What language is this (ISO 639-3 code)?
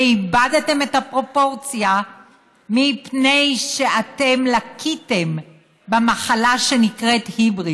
heb